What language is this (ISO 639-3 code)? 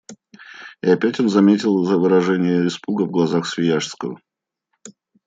rus